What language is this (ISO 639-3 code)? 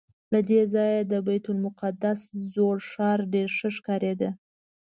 pus